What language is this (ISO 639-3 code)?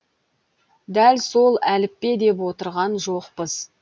kaz